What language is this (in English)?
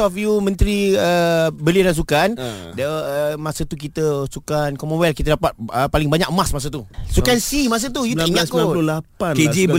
Malay